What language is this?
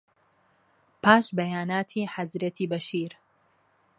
Central Kurdish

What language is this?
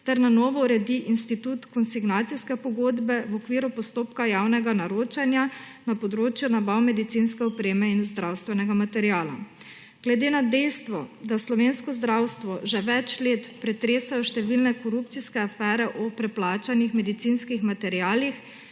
Slovenian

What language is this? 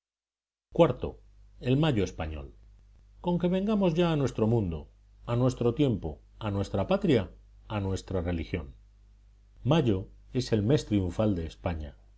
Spanish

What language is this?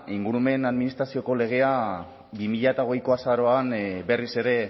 Basque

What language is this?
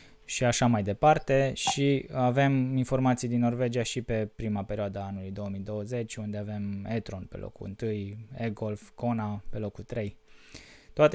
Romanian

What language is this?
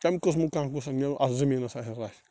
Kashmiri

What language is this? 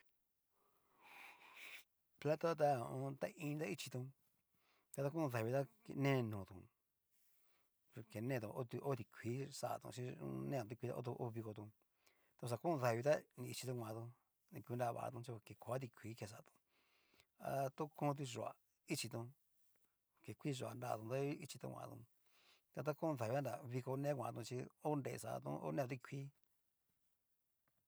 Cacaloxtepec Mixtec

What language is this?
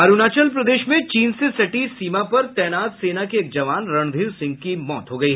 Hindi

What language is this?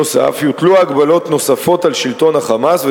Hebrew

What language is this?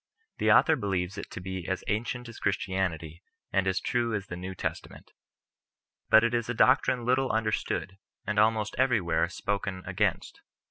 English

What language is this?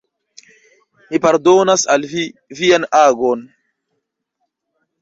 Esperanto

